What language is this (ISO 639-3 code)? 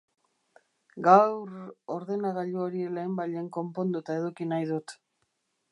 eus